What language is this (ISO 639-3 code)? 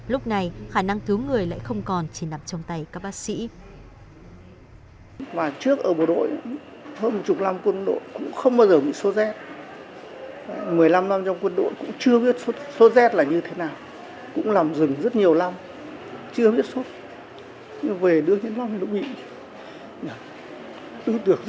vie